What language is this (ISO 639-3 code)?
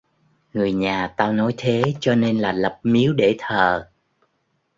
vie